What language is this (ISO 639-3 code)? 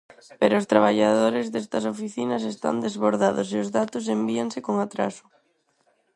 glg